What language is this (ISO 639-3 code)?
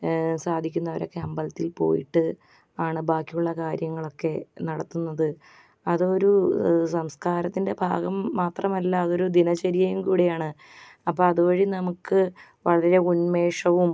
mal